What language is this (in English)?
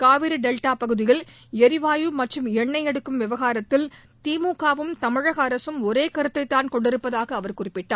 Tamil